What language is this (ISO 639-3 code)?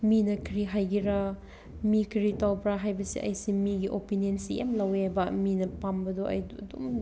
mni